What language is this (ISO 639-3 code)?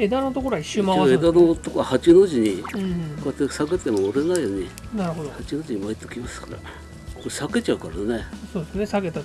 jpn